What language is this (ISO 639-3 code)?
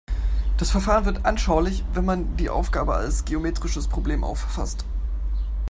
deu